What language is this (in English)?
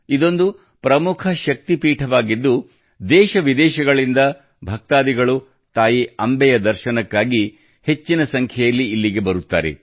Kannada